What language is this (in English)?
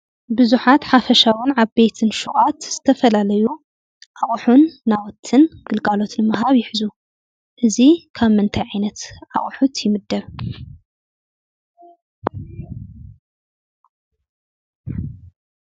Tigrinya